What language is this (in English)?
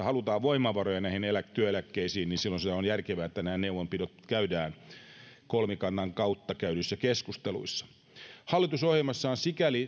Finnish